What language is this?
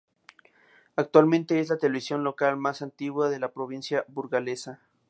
Spanish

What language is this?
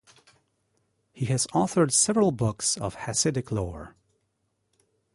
English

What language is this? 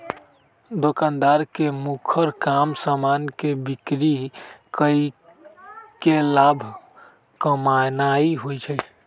Magahi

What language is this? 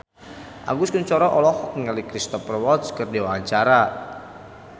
Sundanese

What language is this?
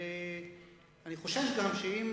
Hebrew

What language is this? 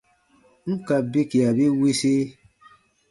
Baatonum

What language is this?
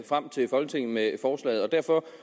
Danish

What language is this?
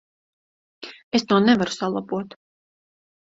Latvian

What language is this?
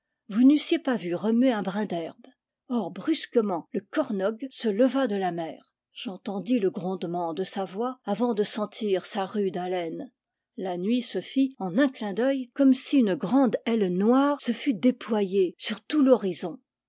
French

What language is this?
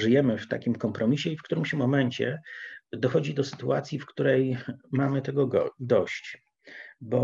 Polish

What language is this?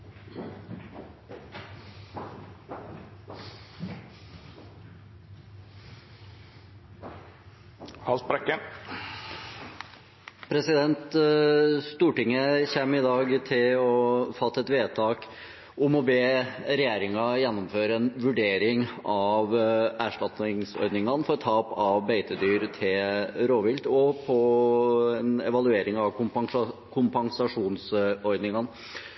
Norwegian Bokmål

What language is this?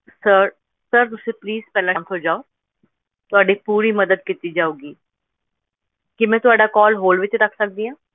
Punjabi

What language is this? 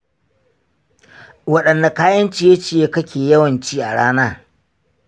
Hausa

